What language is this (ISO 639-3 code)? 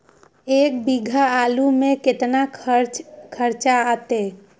mag